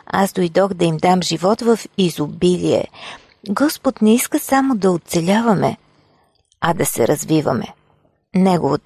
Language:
Bulgarian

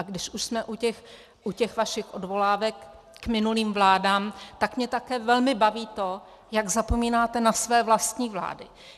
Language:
Czech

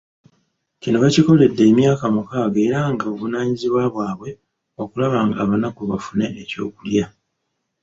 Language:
Ganda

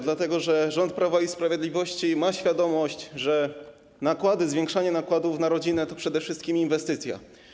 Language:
Polish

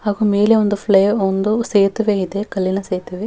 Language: Kannada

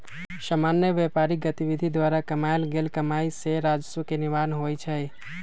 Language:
Magahi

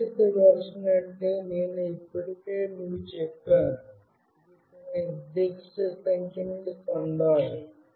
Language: Telugu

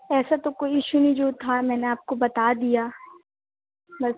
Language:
Urdu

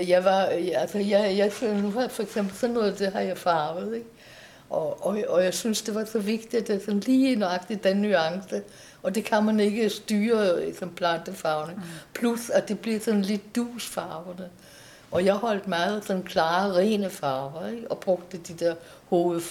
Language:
Danish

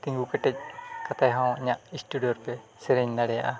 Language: Santali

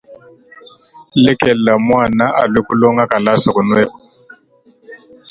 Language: Luba-Lulua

